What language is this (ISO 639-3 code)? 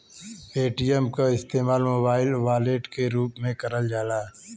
bho